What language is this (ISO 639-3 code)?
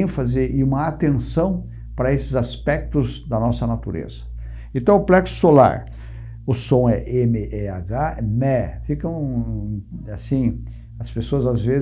por